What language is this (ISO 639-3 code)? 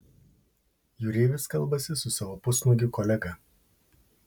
lit